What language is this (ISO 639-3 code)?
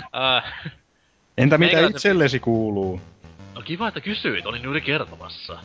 fin